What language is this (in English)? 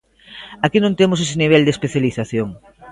Galician